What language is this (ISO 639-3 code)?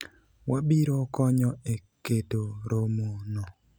luo